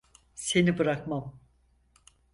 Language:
Turkish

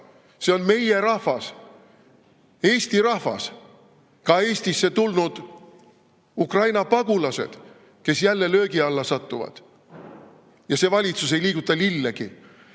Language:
Estonian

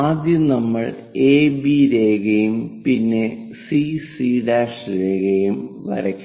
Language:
Malayalam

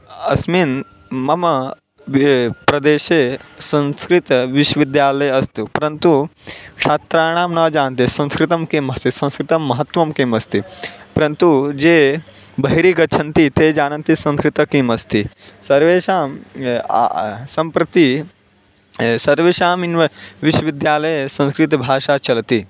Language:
Sanskrit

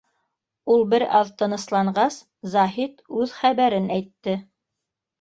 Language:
Bashkir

